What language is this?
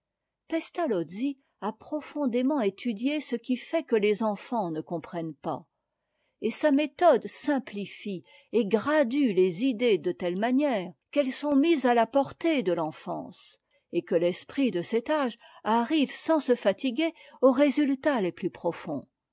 French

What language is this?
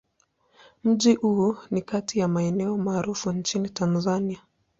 Swahili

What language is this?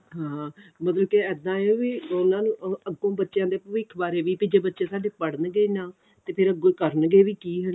Punjabi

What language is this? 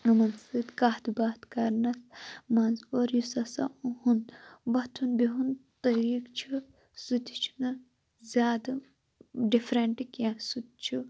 Kashmiri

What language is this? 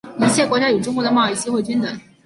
Chinese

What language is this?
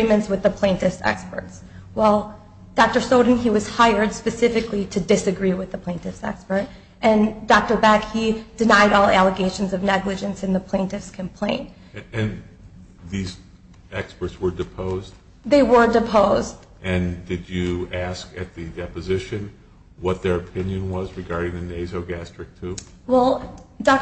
English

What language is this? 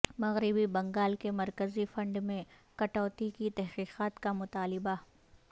Urdu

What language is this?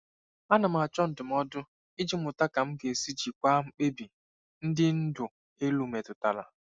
Igbo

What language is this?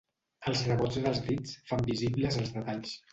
Catalan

